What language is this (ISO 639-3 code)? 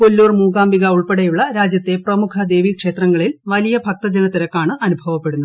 mal